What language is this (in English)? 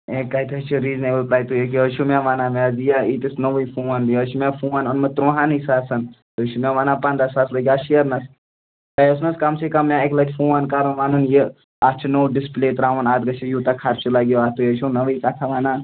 Kashmiri